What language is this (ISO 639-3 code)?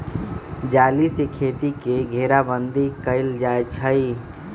mag